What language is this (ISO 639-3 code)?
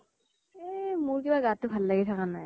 asm